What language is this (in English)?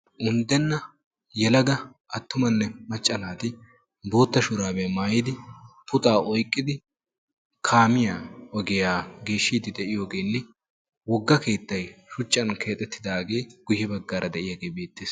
Wolaytta